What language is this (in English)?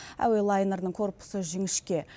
Kazakh